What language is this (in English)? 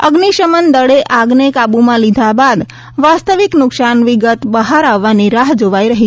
Gujarati